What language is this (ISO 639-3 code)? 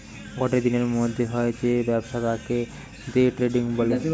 ben